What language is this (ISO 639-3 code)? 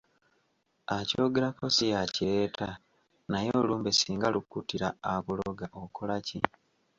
lug